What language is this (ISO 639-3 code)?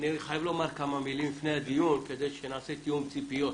heb